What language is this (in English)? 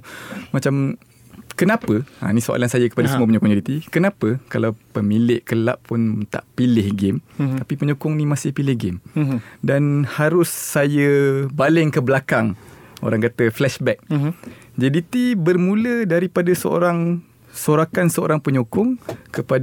Malay